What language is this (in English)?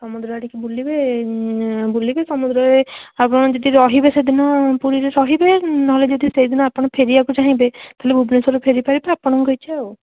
Odia